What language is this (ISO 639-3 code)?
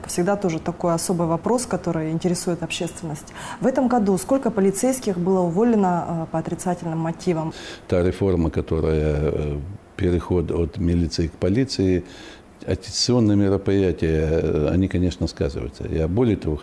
rus